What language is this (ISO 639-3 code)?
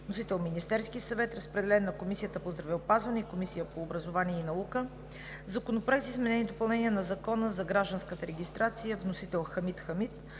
bul